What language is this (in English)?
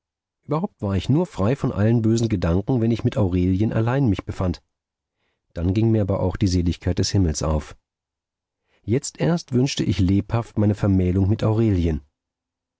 German